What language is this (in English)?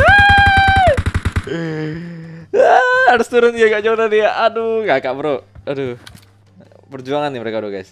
Indonesian